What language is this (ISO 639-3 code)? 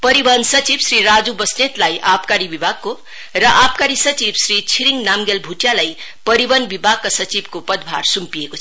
nep